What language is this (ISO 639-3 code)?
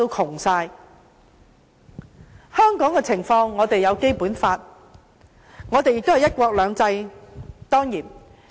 yue